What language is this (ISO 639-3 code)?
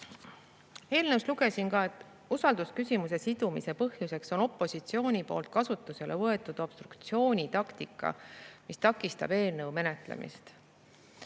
est